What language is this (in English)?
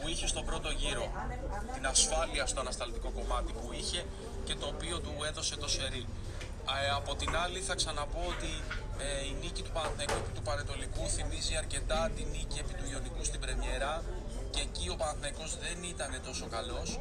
Greek